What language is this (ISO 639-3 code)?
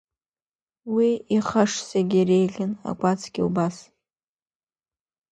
abk